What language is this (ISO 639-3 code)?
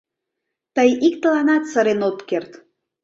chm